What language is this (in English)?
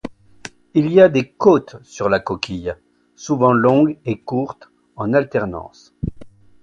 French